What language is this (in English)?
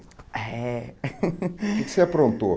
Portuguese